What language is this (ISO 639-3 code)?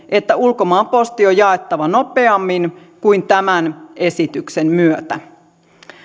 fin